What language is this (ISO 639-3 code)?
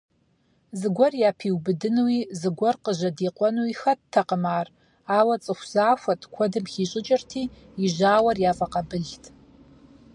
kbd